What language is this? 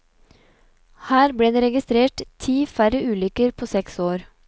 Norwegian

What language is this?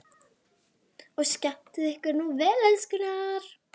Icelandic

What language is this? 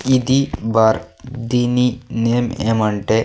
Telugu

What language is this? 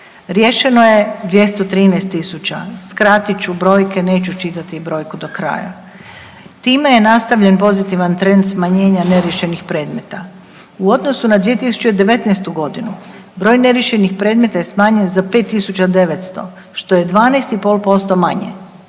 Croatian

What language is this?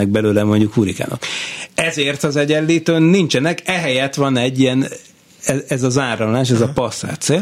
Hungarian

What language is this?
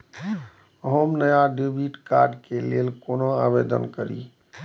Maithili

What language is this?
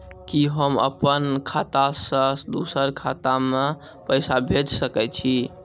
Maithili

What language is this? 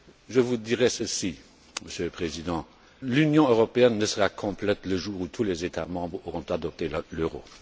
French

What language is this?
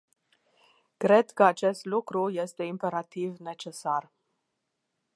Romanian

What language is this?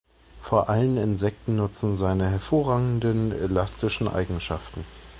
German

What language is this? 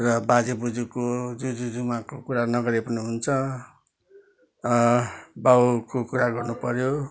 Nepali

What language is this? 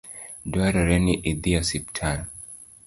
Luo (Kenya and Tanzania)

